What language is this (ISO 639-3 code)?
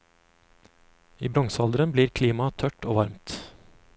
nor